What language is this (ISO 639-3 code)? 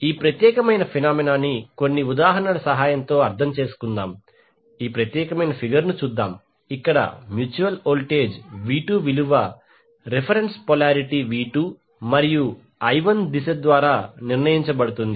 tel